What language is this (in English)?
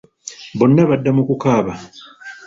Ganda